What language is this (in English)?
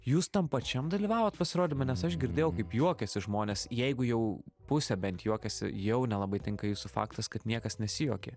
Lithuanian